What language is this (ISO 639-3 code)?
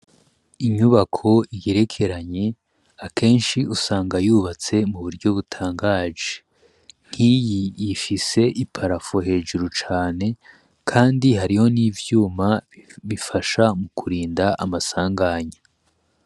run